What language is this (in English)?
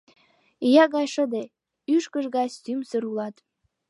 Mari